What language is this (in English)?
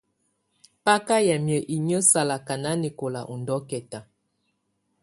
Tunen